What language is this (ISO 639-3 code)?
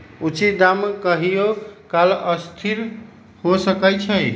mag